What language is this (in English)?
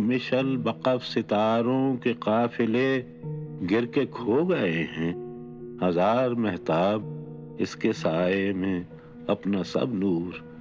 Hindi